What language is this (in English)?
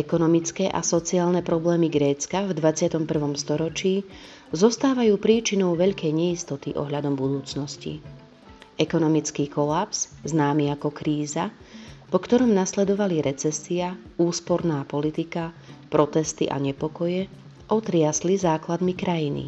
Slovak